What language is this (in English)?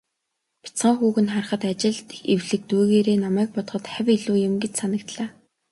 Mongolian